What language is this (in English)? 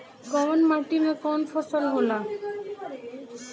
Bhojpuri